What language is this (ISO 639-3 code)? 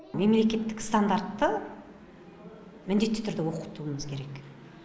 kaz